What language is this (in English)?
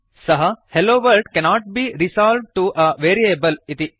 Sanskrit